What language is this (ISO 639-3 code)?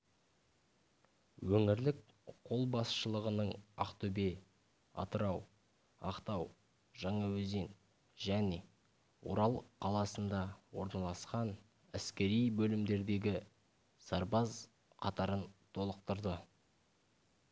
kaz